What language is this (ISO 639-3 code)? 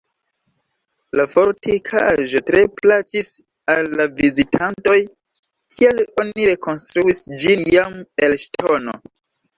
epo